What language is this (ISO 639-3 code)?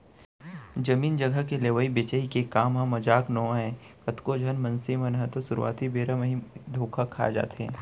hne